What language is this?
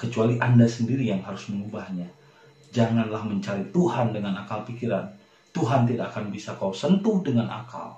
Indonesian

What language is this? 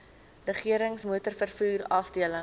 Afrikaans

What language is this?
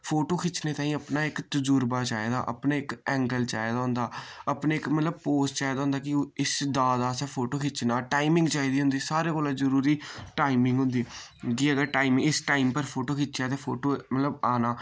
Dogri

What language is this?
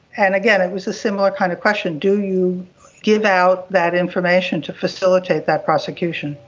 English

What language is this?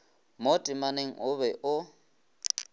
Northern Sotho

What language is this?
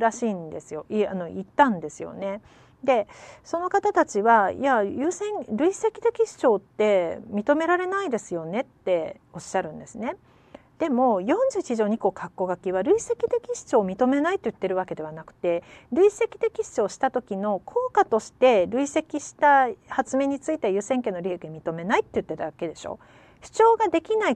Japanese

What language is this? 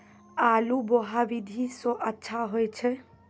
Maithili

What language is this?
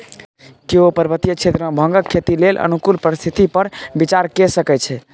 Maithili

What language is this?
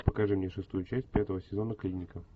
Russian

